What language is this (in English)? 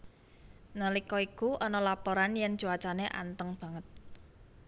Javanese